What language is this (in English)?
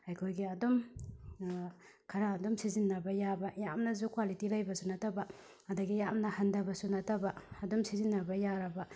Manipuri